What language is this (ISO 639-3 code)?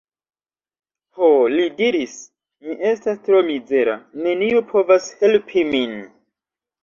epo